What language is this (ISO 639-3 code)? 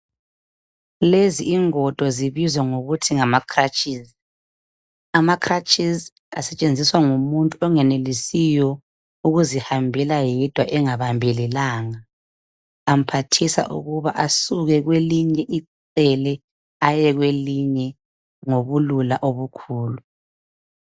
nde